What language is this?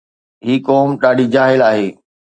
Sindhi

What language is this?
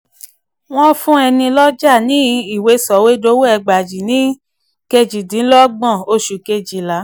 Yoruba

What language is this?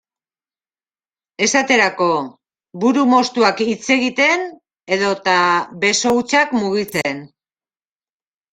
Basque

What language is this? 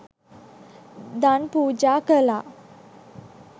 Sinhala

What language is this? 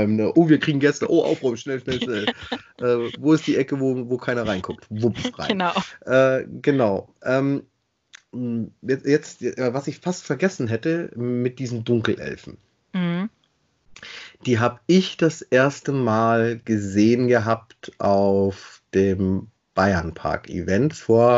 German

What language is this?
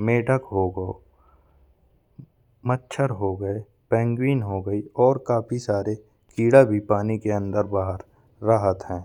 Bundeli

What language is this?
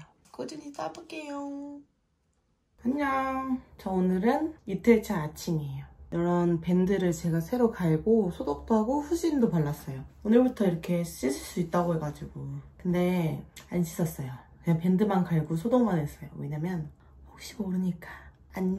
Korean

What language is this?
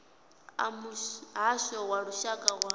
Venda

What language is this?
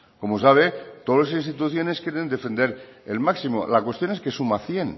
Spanish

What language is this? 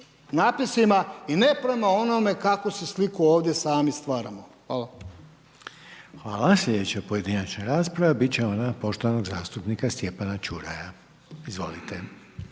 Croatian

